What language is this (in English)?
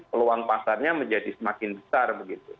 Indonesian